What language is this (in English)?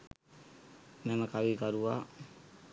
Sinhala